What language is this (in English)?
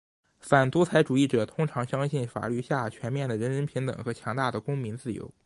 Chinese